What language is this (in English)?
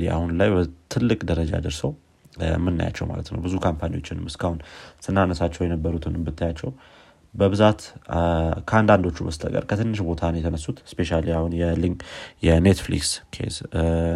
Amharic